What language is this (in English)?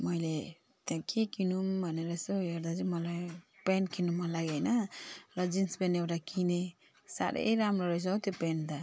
Nepali